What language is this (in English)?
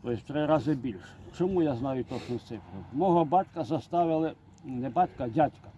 Ukrainian